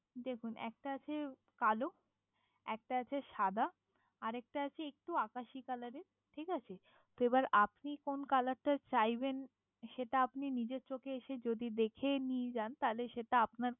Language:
Bangla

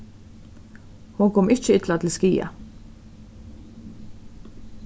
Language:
Faroese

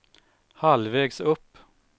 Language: Swedish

